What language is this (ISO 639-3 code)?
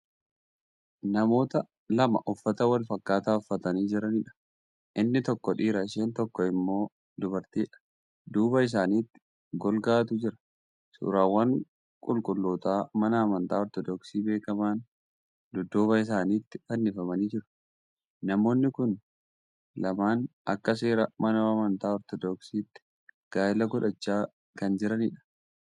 orm